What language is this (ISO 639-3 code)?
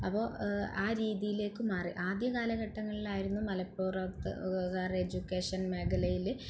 mal